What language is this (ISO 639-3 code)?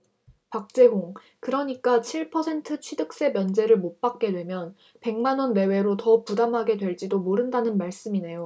kor